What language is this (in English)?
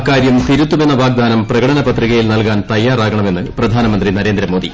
Malayalam